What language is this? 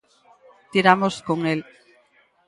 Galician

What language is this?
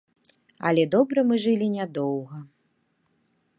Belarusian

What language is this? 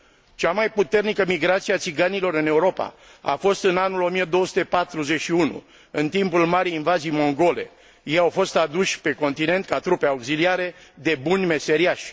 Romanian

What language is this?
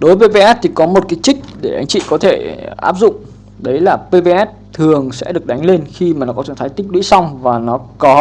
Vietnamese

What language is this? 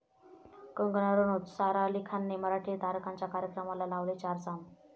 Marathi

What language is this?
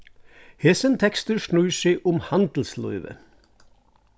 Faroese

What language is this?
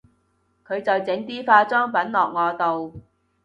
Cantonese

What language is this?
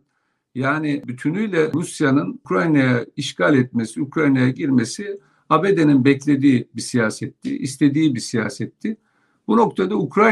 Turkish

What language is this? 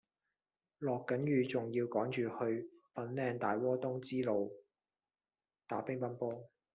Cantonese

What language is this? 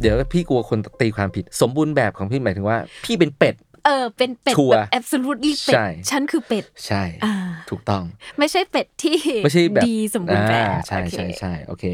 Thai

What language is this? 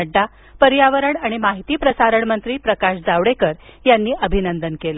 Marathi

